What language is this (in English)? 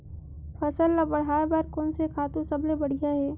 Chhattisgarhi